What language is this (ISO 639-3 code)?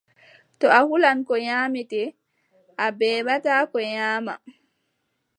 fub